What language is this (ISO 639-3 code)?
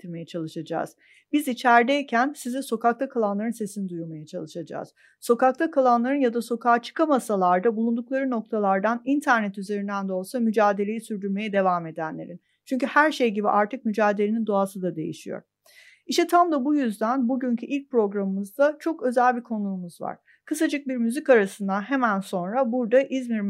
tur